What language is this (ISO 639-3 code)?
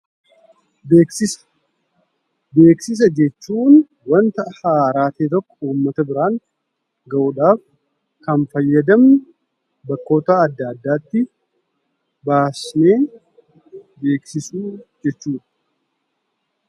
orm